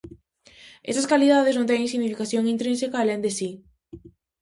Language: Galician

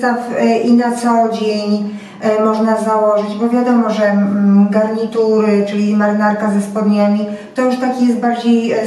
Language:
Polish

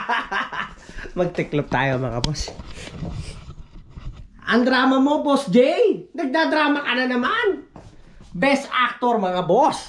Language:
Filipino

